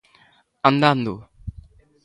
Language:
Galician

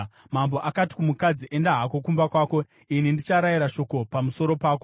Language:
Shona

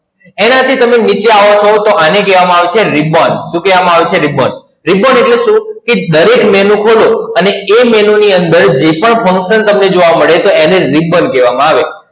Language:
Gujarati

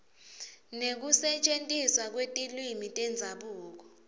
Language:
Swati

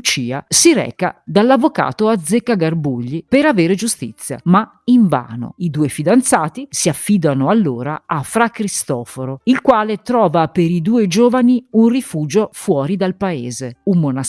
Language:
Italian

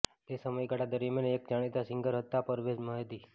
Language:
Gujarati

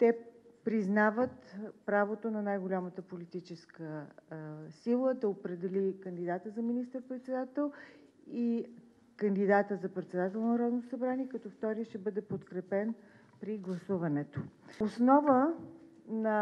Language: Bulgarian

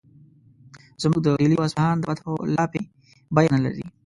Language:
Pashto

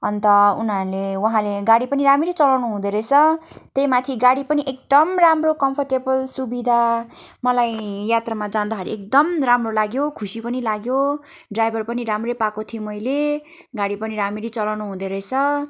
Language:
Nepali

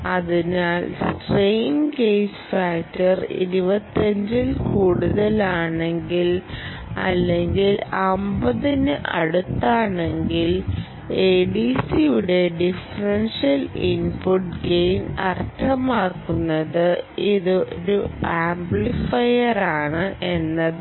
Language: Malayalam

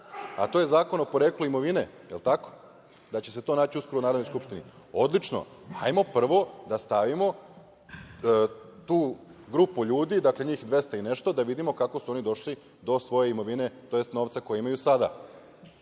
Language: Serbian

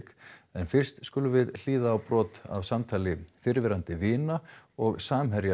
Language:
Icelandic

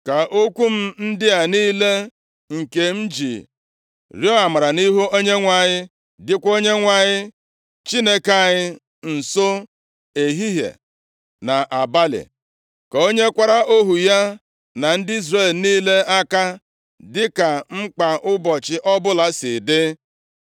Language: Igbo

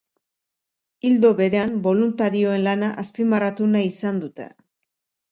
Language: Basque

